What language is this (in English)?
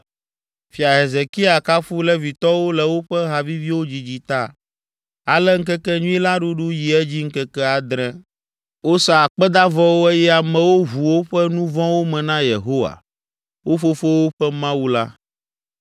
Ewe